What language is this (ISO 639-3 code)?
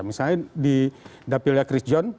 ind